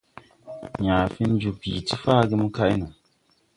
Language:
Tupuri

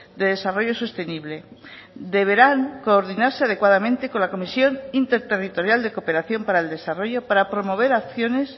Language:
Spanish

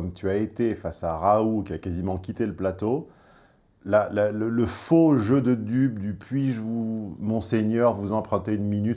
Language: French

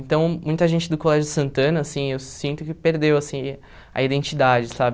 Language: Portuguese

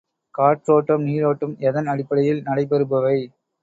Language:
Tamil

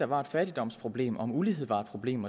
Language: Danish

